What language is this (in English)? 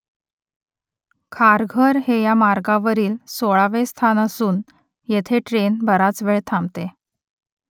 Marathi